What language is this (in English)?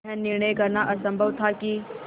Hindi